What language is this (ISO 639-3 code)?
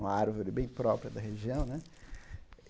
por